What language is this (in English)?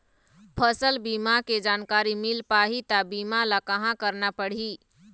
Chhattisgarhi